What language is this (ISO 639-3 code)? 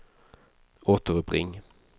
swe